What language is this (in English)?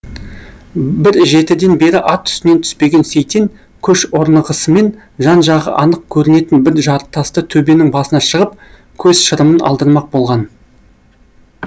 Kazakh